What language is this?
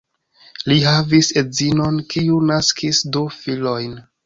Esperanto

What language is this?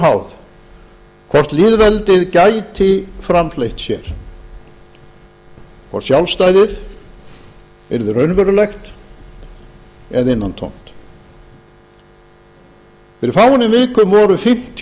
Icelandic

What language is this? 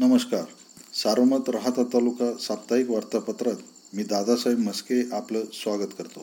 Marathi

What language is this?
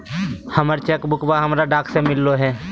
Magahi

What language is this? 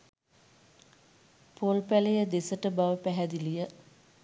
Sinhala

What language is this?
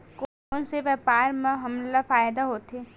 Chhattisgarhi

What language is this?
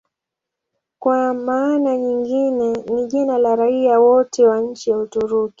Swahili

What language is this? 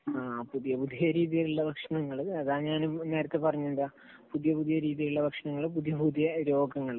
Malayalam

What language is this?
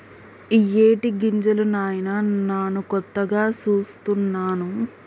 Telugu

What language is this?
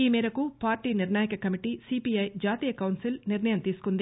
Telugu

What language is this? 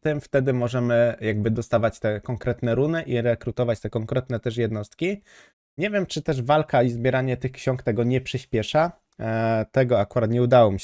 Polish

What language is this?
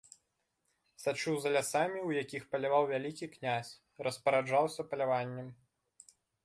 Belarusian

